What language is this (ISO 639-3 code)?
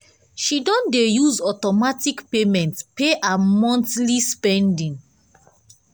pcm